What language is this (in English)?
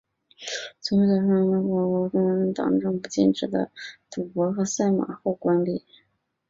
Chinese